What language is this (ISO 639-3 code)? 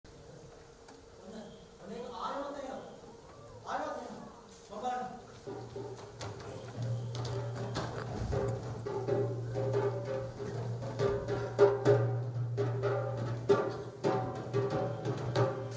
ron